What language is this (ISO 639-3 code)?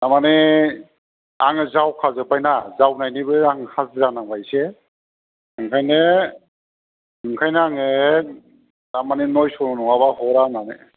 brx